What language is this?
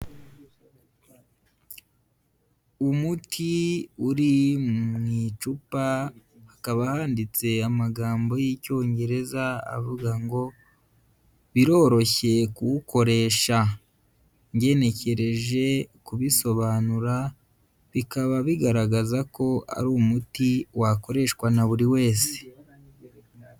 Kinyarwanda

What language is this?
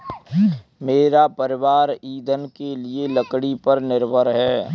Hindi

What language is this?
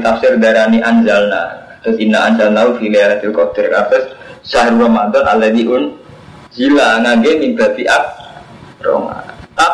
Indonesian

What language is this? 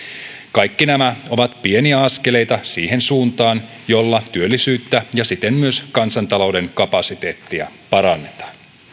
Finnish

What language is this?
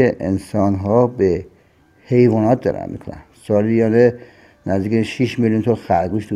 Persian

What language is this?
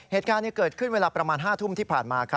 Thai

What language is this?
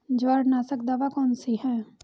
Hindi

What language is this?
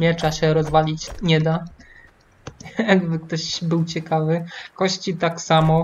Polish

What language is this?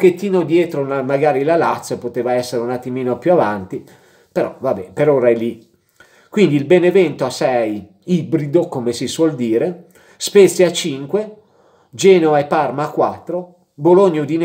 Italian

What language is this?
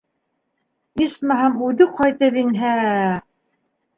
Bashkir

